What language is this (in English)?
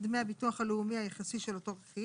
Hebrew